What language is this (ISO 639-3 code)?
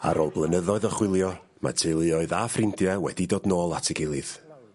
cym